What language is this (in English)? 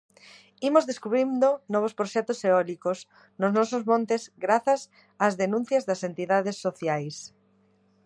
Galician